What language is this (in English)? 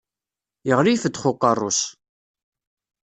Kabyle